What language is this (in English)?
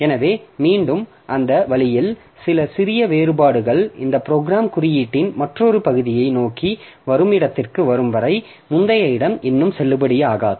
Tamil